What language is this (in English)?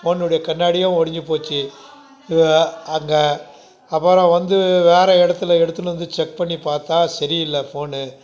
Tamil